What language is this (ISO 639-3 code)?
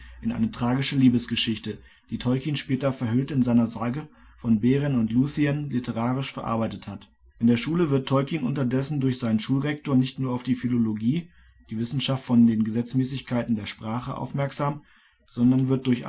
deu